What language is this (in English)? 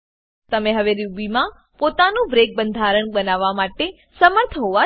Gujarati